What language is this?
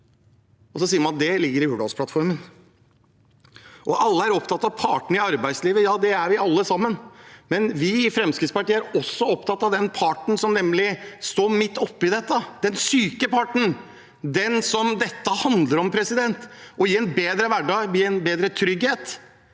Norwegian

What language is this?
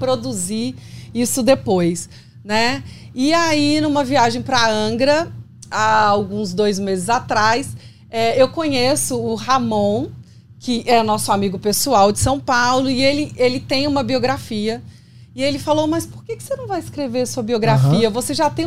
Portuguese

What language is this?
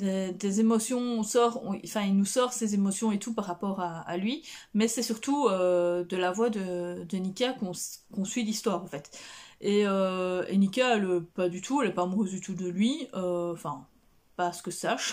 French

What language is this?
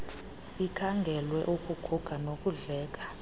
Xhosa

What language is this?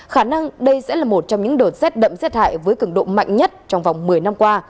Vietnamese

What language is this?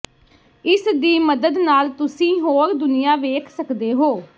Punjabi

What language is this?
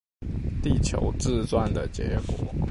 Chinese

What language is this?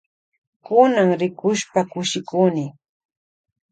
Loja Highland Quichua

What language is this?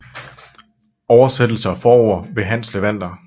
Danish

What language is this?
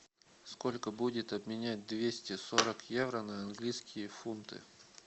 Russian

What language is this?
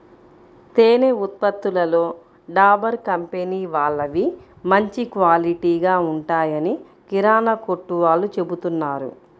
Telugu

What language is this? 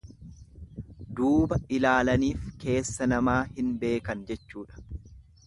Oromo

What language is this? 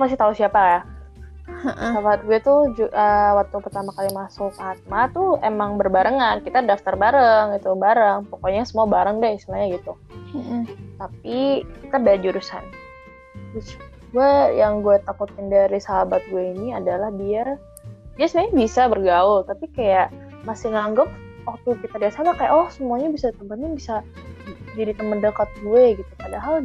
Indonesian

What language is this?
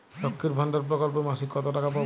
Bangla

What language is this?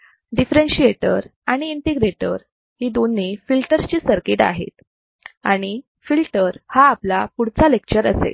Marathi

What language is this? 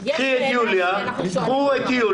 Hebrew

